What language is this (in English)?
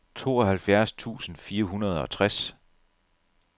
Danish